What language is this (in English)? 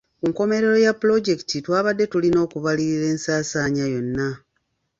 Ganda